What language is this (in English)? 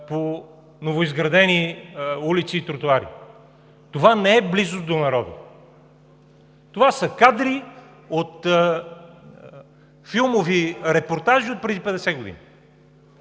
Bulgarian